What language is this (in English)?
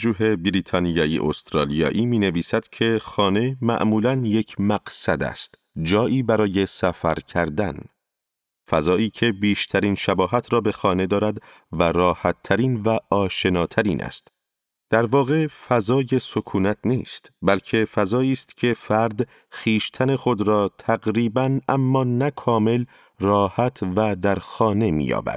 Persian